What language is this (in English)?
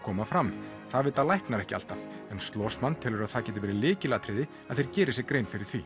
Icelandic